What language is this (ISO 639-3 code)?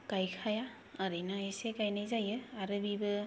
brx